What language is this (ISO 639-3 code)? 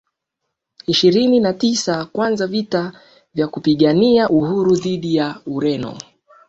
swa